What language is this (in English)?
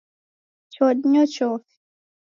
Taita